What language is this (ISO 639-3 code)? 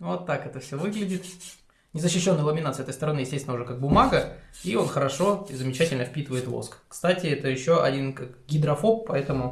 rus